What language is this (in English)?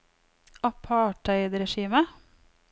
Norwegian